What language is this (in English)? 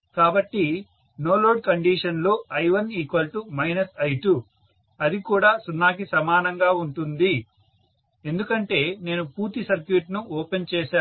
Telugu